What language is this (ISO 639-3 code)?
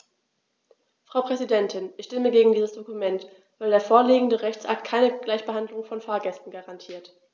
deu